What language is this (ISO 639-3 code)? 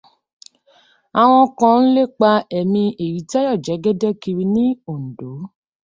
yor